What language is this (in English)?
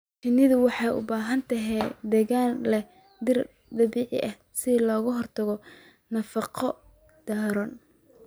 Somali